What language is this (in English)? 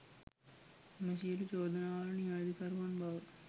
Sinhala